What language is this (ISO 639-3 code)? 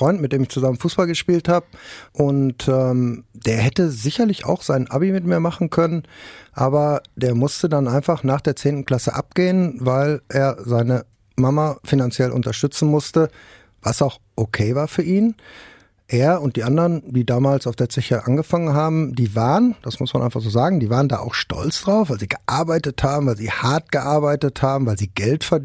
deu